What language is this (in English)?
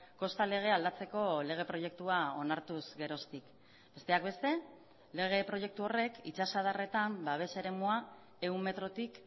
Basque